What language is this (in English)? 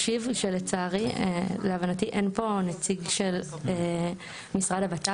Hebrew